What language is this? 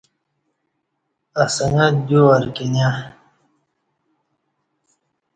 Kati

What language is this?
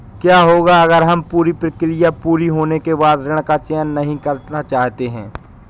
Hindi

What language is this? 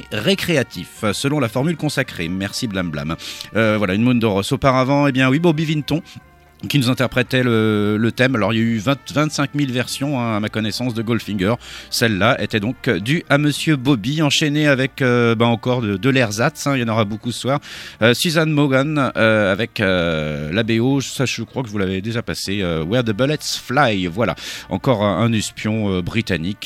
French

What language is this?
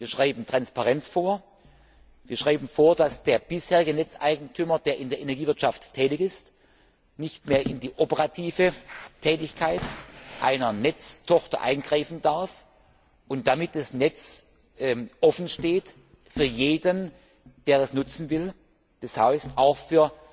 German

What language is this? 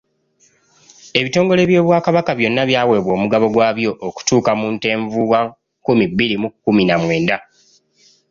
Ganda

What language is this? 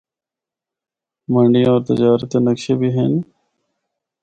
Northern Hindko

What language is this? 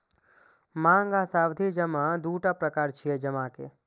Maithili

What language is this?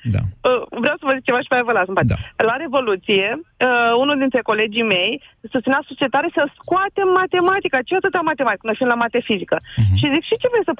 Romanian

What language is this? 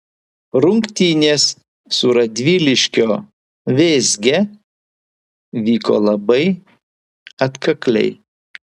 Lithuanian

